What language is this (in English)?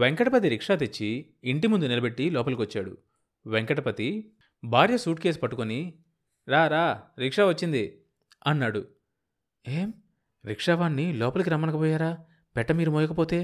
Telugu